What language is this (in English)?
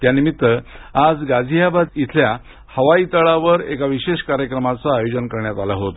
Marathi